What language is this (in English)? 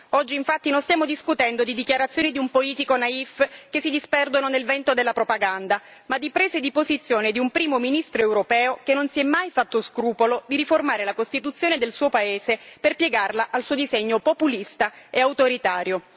Italian